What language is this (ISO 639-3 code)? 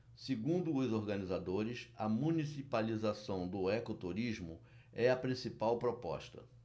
por